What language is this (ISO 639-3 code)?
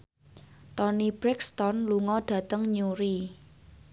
jav